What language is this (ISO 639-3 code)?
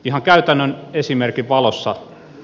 fin